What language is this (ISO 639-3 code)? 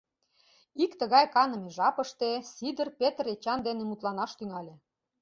chm